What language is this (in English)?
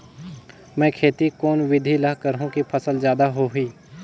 Chhattisgarhi